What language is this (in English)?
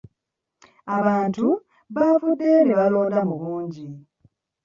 Ganda